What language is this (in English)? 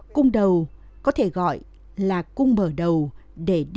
Vietnamese